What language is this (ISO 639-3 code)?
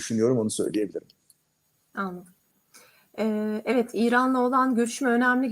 tur